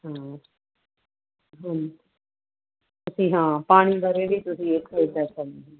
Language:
Punjabi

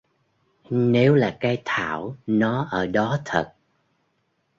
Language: Vietnamese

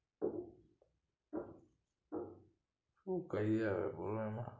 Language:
Gujarati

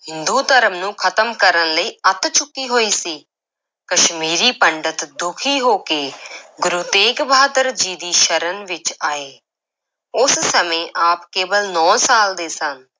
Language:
Punjabi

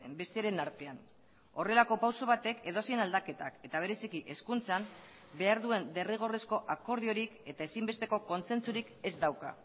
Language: Basque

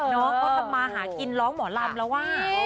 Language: Thai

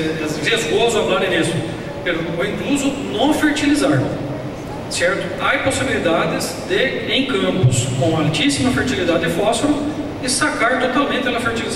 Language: Portuguese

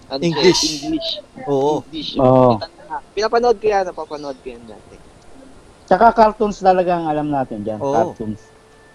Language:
Filipino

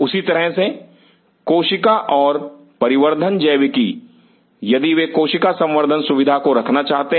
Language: Hindi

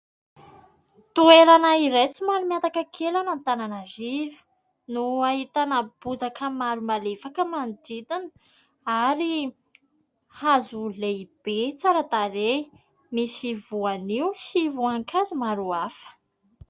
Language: Malagasy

